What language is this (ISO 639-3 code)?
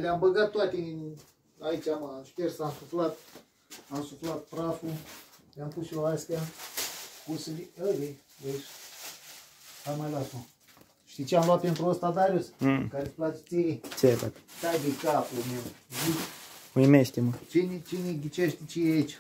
ron